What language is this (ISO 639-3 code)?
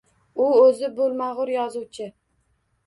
uzb